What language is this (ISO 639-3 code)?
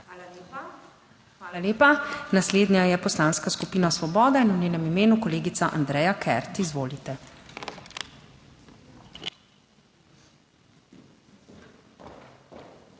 slv